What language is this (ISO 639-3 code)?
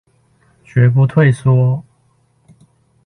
zho